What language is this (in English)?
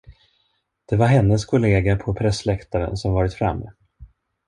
Swedish